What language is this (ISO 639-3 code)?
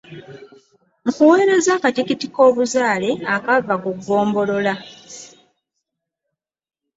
lug